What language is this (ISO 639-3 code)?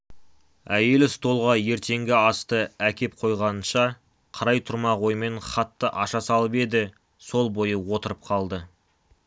kaz